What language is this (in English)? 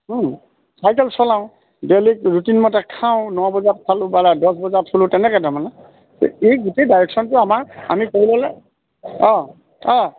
Assamese